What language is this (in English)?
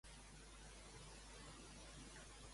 Catalan